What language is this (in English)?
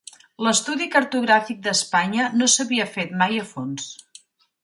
Catalan